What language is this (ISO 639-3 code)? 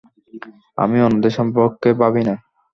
ben